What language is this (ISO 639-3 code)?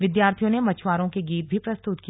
hin